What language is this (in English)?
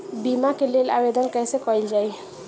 Bhojpuri